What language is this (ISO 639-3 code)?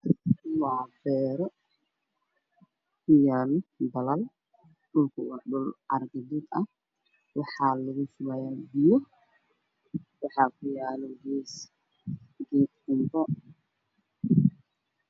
som